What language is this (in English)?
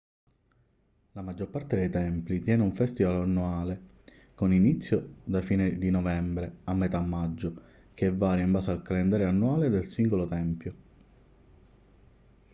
Italian